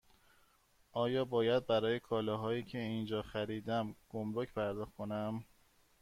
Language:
Persian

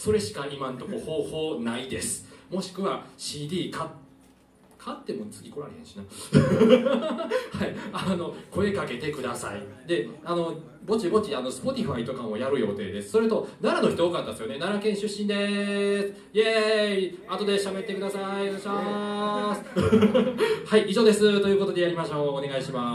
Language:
Japanese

